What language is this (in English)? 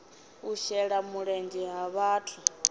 Venda